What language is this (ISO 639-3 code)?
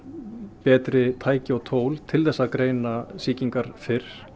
isl